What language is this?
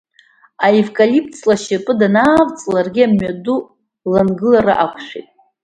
Abkhazian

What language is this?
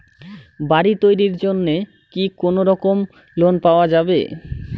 Bangla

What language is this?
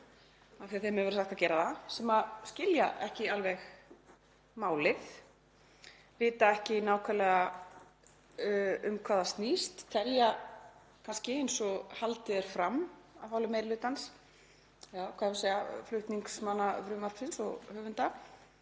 Icelandic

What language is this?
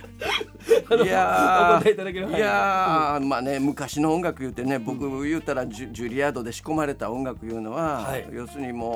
Japanese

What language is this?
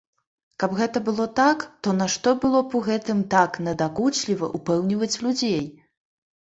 Belarusian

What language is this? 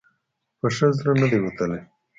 Pashto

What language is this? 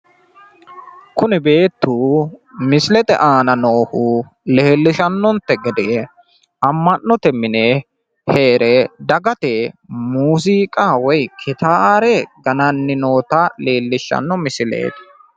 Sidamo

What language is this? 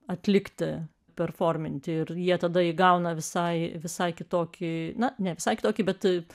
Lithuanian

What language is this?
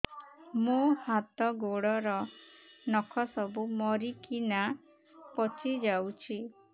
Odia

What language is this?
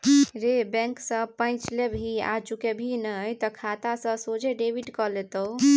Maithili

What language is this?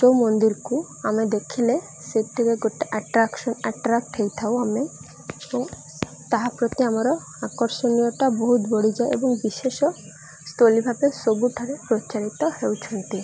Odia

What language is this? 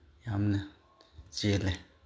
Manipuri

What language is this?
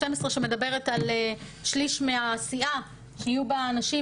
Hebrew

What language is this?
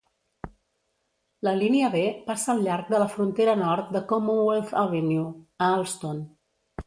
Catalan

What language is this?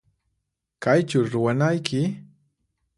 Puno Quechua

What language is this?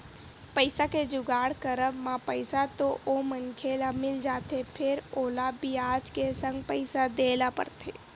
Chhattisgarhi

